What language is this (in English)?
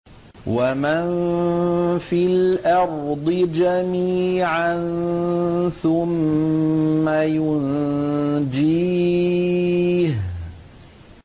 Arabic